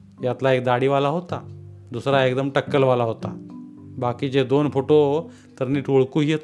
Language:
Marathi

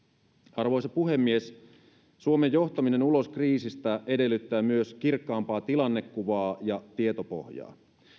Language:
Finnish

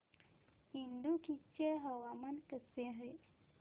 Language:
Marathi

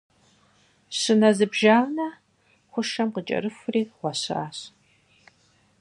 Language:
Kabardian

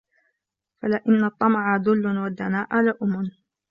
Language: Arabic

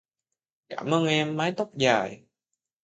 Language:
Vietnamese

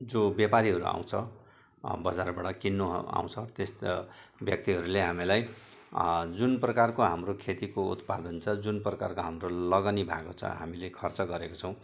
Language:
Nepali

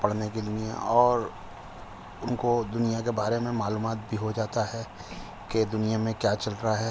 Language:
Urdu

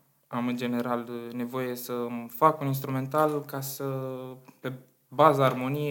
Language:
Romanian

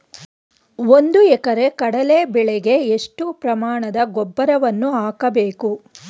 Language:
Kannada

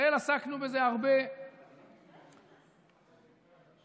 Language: Hebrew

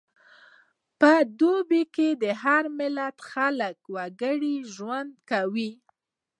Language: Pashto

